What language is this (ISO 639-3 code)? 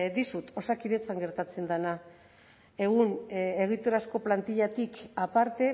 eus